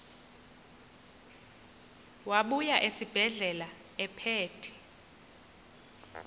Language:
Xhosa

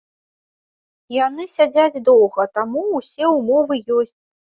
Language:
Belarusian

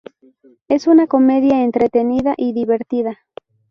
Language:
Spanish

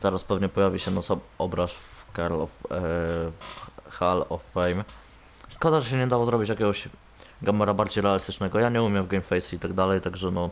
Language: Polish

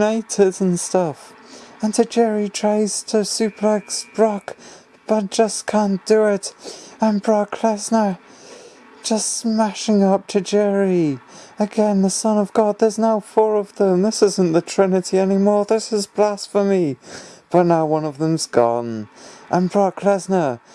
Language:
English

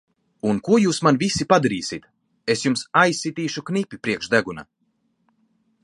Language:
Latvian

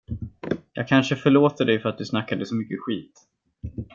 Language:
Swedish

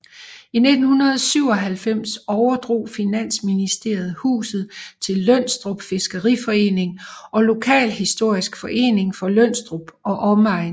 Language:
Danish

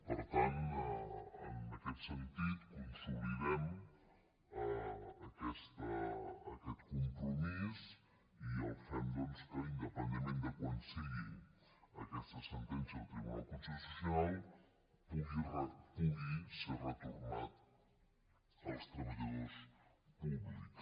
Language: Catalan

